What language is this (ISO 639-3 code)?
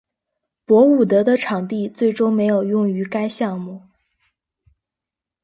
zho